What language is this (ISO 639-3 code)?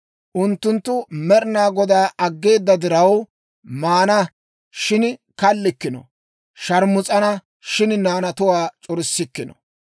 dwr